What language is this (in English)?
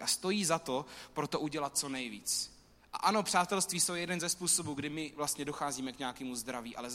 Czech